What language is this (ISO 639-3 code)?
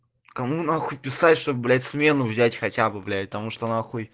rus